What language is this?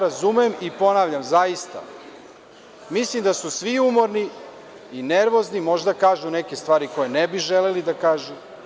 Serbian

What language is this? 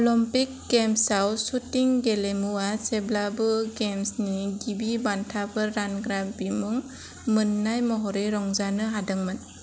Bodo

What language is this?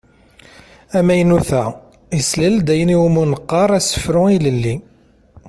Kabyle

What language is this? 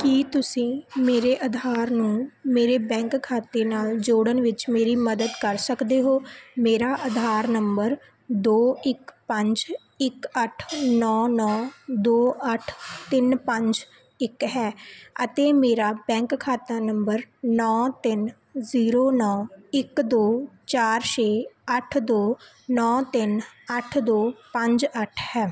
Punjabi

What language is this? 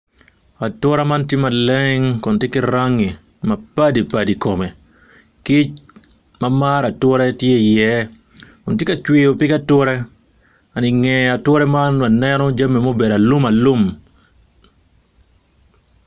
Acoli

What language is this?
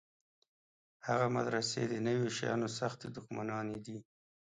Pashto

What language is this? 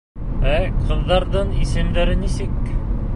Bashkir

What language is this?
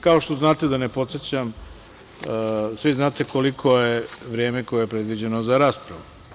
Serbian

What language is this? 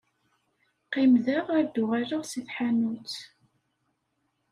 Kabyle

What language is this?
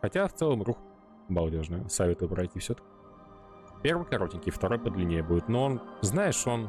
Russian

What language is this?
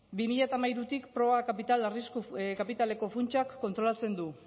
Basque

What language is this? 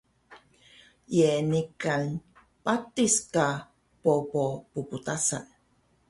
Taroko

